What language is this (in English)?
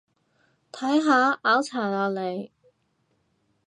Cantonese